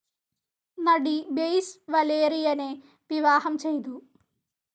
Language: Malayalam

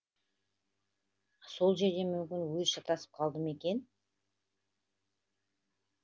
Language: Kazakh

